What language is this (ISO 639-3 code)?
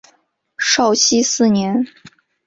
zho